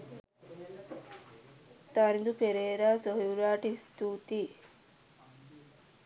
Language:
Sinhala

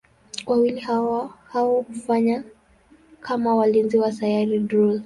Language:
Swahili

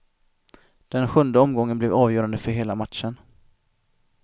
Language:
Swedish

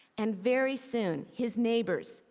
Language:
English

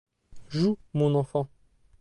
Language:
French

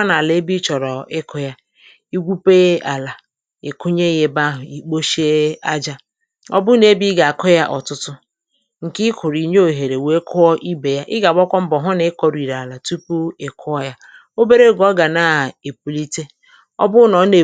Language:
Igbo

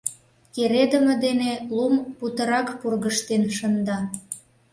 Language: Mari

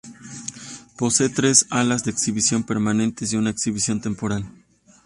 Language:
Spanish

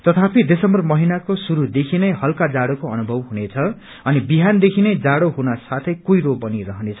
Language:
Nepali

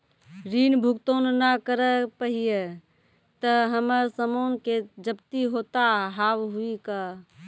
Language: Maithili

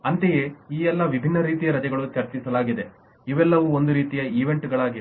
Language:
Kannada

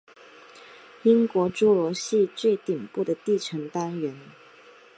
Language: Chinese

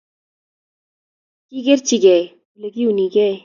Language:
Kalenjin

